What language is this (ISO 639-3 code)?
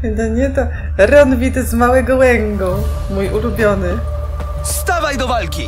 pol